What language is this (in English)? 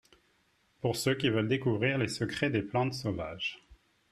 French